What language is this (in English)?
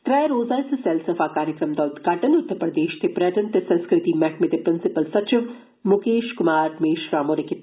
Dogri